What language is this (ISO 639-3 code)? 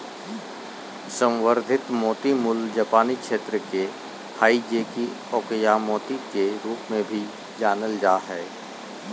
mag